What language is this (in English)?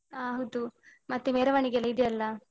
Kannada